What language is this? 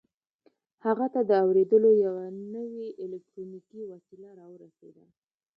Pashto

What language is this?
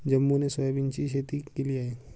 Marathi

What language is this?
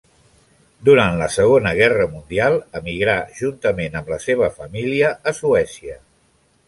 Catalan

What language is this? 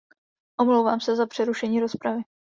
Czech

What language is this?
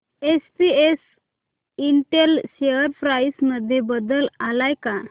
Marathi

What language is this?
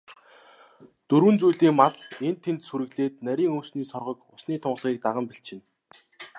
Mongolian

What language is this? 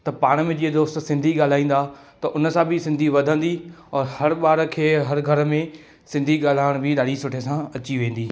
Sindhi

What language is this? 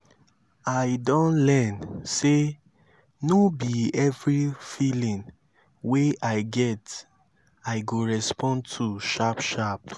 Nigerian Pidgin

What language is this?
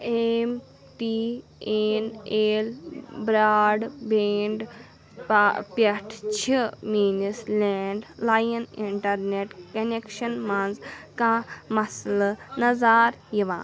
Kashmiri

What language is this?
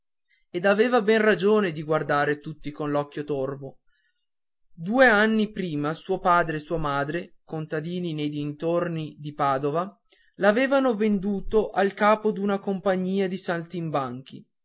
Italian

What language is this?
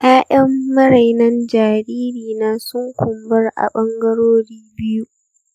Hausa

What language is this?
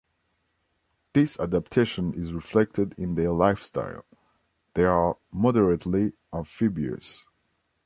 English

